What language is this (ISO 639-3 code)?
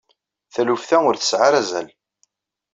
kab